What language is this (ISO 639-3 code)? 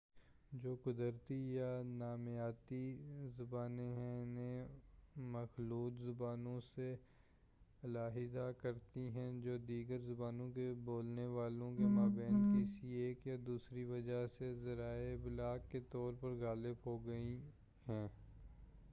urd